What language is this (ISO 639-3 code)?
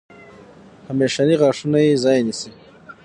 pus